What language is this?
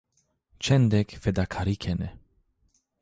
Zaza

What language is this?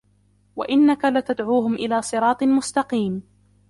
Arabic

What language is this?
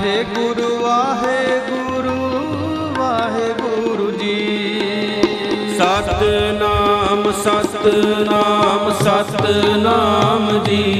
Punjabi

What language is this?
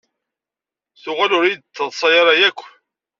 Kabyle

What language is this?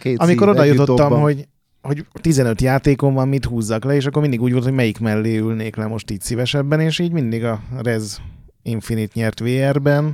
Hungarian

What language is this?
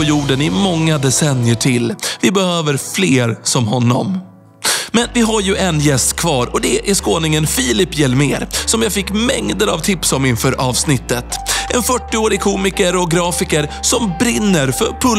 Swedish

